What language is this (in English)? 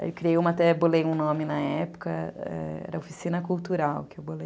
Portuguese